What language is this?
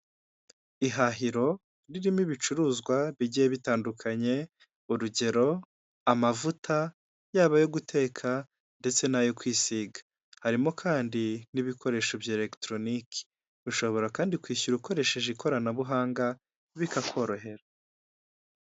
Kinyarwanda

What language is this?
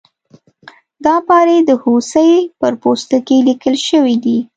Pashto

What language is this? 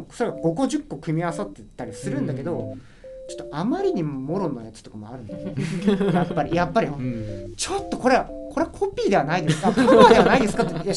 Japanese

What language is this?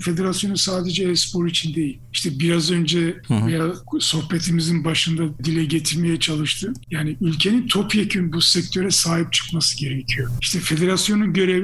Turkish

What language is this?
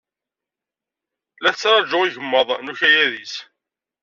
Kabyle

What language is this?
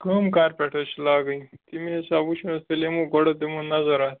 Kashmiri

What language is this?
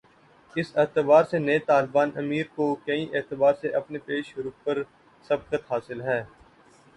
Urdu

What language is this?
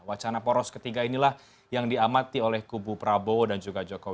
Indonesian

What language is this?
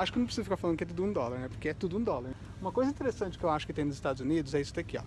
Portuguese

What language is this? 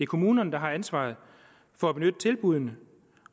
Danish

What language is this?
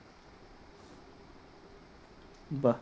Bangla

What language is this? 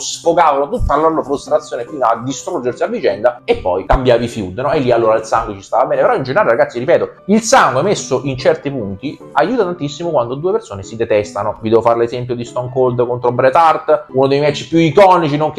Italian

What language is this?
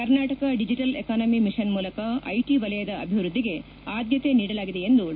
Kannada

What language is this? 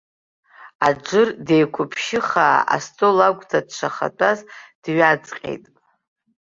Abkhazian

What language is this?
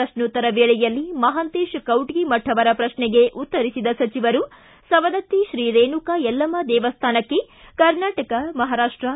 Kannada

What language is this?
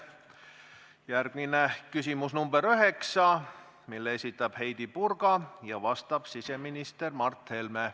Estonian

